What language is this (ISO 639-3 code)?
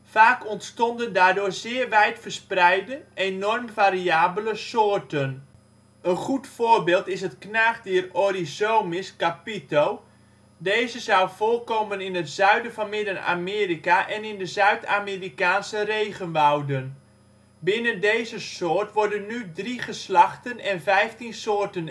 nld